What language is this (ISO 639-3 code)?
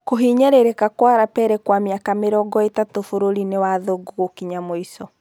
kik